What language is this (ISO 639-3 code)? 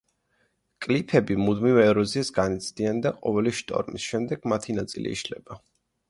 kat